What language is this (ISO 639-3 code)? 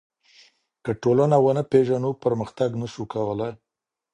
pus